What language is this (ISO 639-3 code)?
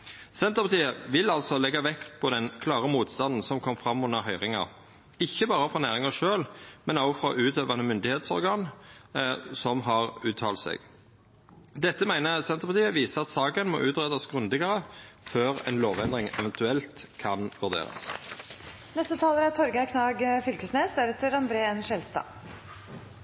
nno